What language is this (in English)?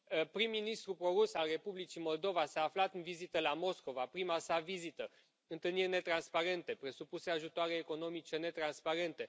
Romanian